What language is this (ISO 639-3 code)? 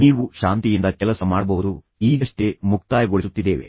kan